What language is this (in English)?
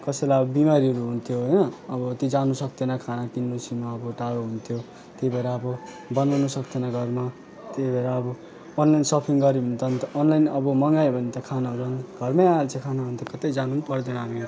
Nepali